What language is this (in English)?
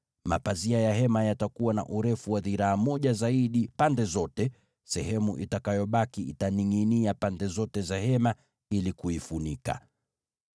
Swahili